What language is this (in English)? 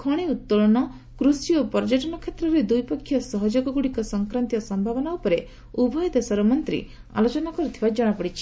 Odia